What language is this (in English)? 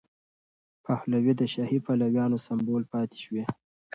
Pashto